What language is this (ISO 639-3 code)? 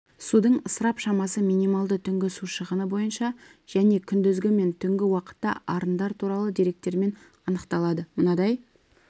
kaz